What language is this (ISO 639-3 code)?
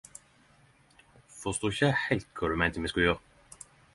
nno